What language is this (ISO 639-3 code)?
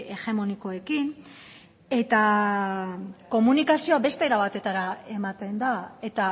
eus